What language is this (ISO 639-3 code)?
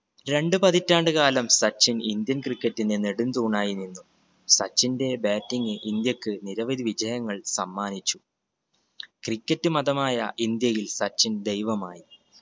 mal